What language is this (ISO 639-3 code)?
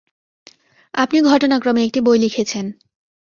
ben